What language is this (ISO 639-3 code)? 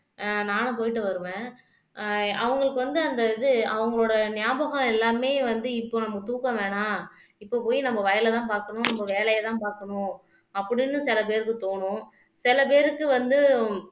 tam